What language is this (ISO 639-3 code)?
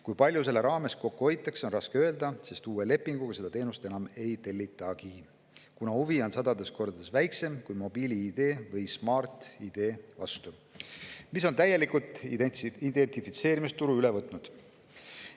est